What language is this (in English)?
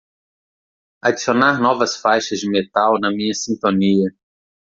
Portuguese